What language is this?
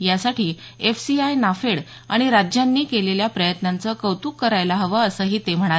Marathi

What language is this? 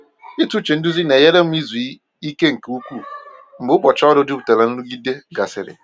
Igbo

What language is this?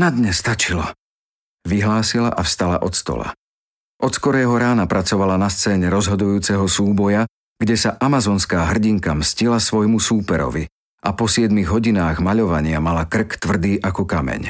Slovak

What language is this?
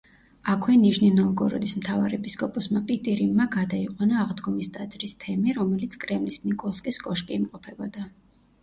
Georgian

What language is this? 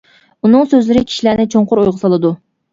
Uyghur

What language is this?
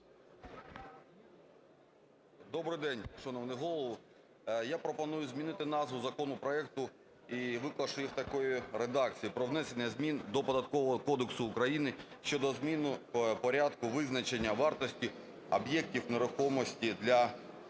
Ukrainian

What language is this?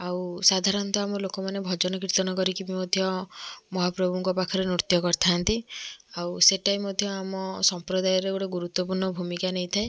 Odia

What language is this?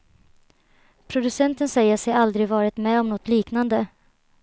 Swedish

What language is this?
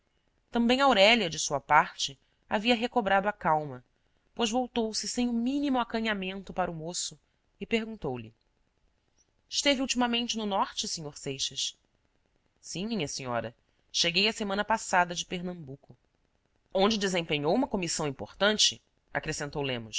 Portuguese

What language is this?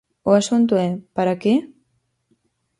Galician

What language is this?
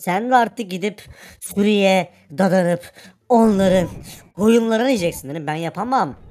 Turkish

